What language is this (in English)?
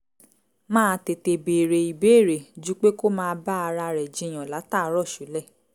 Yoruba